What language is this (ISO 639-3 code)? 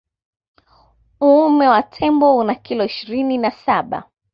swa